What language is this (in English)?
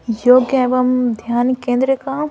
Hindi